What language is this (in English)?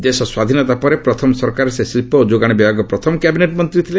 Odia